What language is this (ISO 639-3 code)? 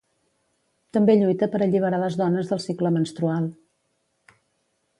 cat